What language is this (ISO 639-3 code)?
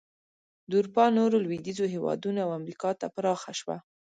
pus